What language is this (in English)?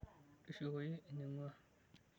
Masai